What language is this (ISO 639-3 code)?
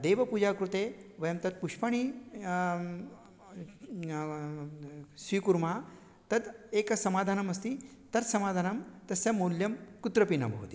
san